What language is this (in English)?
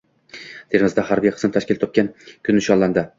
Uzbek